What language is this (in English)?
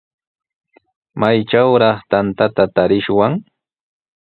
Sihuas Ancash Quechua